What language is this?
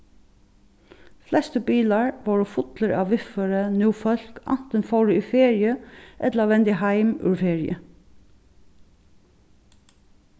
Faroese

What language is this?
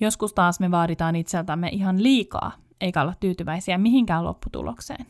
Finnish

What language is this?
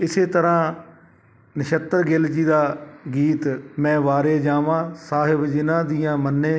Punjabi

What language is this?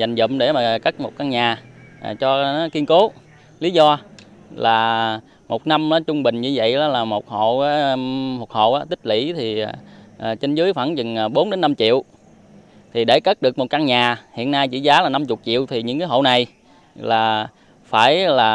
Vietnamese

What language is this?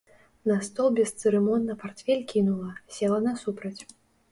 Belarusian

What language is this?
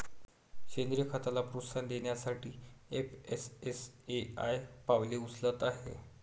Marathi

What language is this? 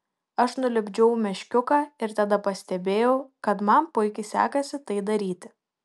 Lithuanian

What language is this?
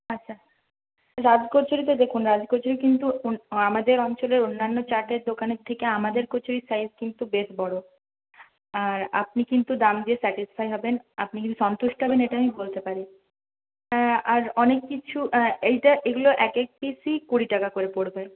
Bangla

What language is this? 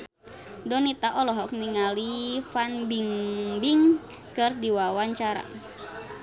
Sundanese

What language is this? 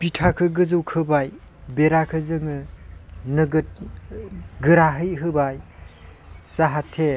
Bodo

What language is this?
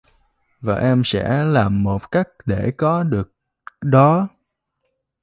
Vietnamese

